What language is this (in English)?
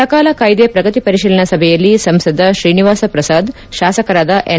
Kannada